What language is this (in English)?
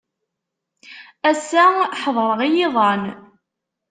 Kabyle